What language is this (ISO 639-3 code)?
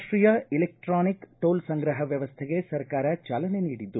kan